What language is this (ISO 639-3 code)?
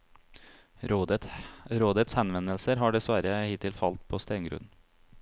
nor